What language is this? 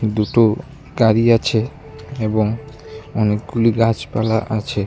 Bangla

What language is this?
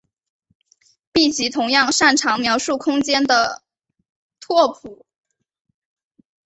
Chinese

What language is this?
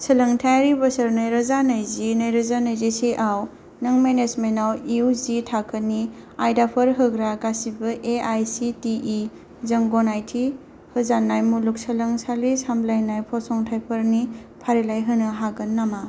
Bodo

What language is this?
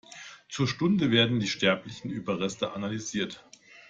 German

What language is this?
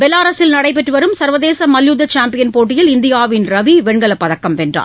Tamil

